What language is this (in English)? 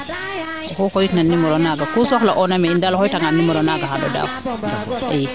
Serer